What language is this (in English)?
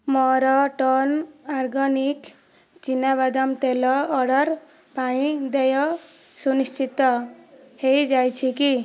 Odia